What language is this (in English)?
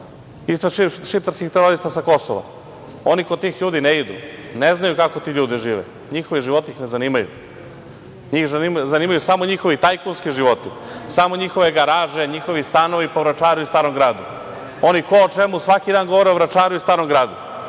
Serbian